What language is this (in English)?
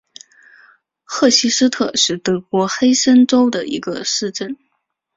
Chinese